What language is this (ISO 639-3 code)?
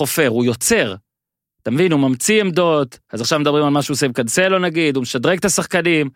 heb